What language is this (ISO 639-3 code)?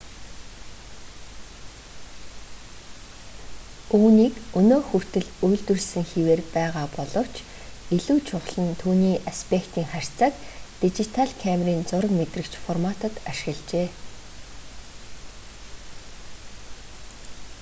mon